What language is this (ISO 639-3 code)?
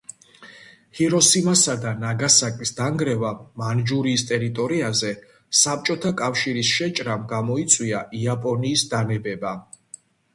kat